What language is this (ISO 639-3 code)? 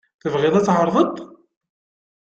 kab